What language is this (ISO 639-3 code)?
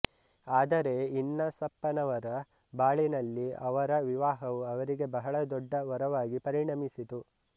kan